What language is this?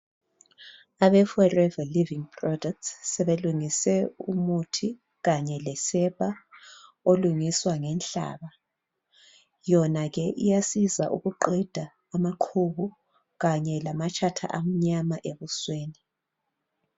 North Ndebele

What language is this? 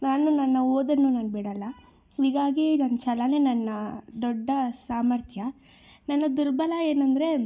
Kannada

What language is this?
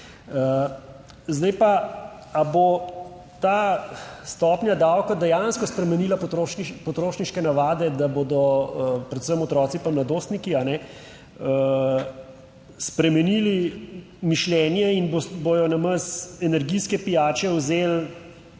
Slovenian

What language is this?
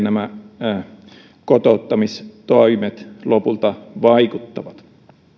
Finnish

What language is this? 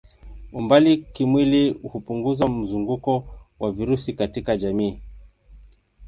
Swahili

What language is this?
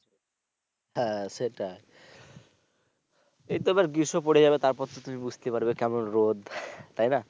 Bangla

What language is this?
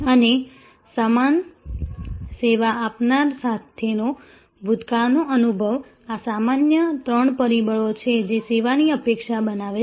Gujarati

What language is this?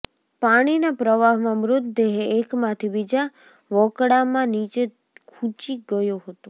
Gujarati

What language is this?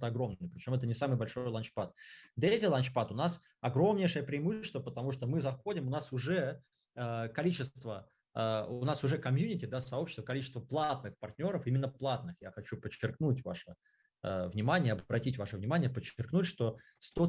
Russian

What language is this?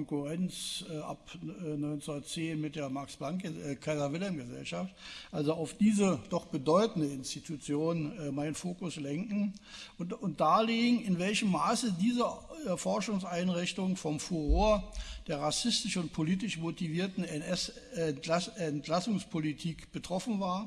German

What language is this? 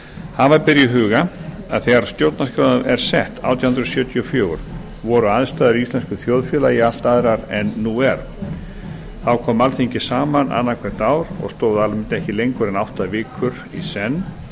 Icelandic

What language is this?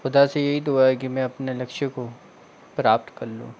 Hindi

